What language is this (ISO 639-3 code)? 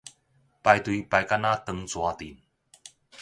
nan